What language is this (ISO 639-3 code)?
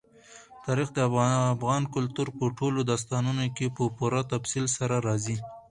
pus